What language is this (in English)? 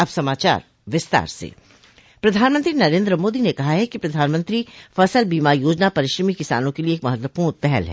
Hindi